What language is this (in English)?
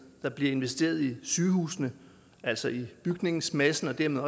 Danish